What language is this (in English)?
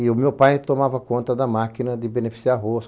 Portuguese